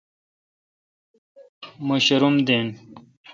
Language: Kalkoti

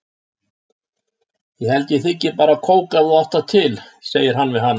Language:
Icelandic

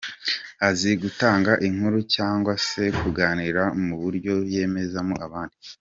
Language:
Kinyarwanda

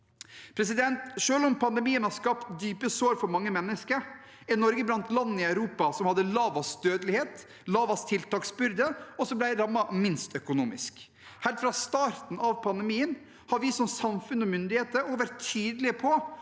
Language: Norwegian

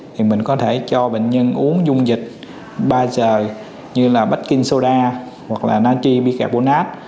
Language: Vietnamese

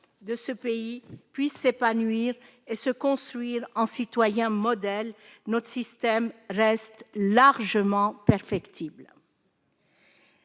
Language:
French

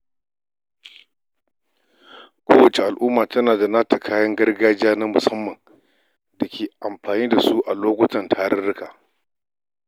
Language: Hausa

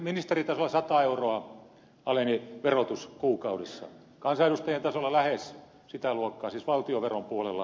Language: Finnish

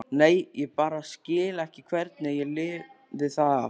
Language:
Icelandic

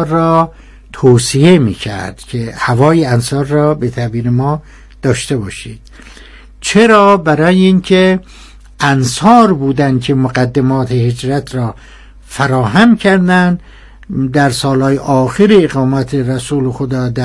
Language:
Persian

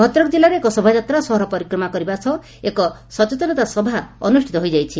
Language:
Odia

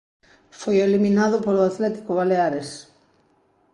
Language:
Galician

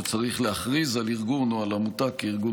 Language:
Hebrew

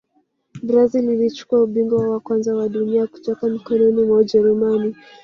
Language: Swahili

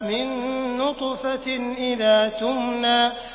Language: Arabic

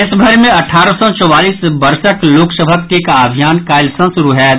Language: Maithili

